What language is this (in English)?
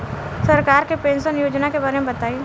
Bhojpuri